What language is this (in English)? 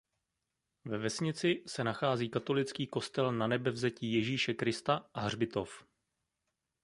Czech